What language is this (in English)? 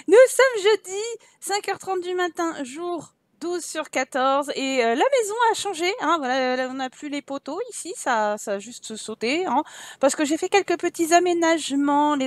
French